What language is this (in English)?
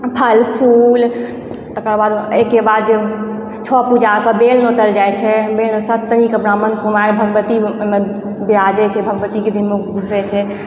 Maithili